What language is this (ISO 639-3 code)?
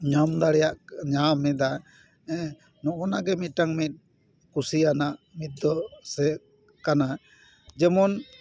sat